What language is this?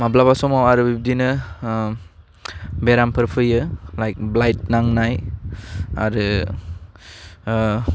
Bodo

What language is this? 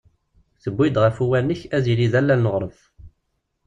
Kabyle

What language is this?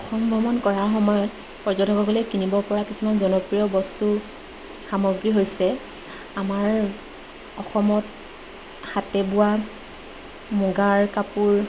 Assamese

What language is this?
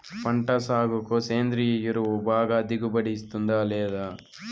Telugu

